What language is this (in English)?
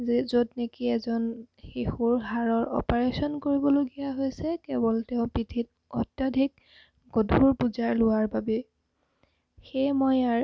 Assamese